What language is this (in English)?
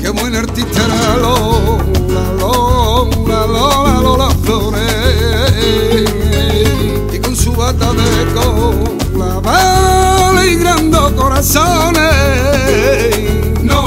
Romanian